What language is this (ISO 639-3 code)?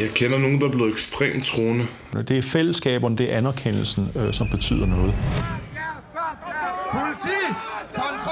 dan